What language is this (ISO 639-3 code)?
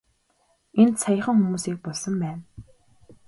mon